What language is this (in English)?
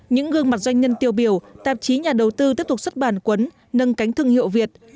Vietnamese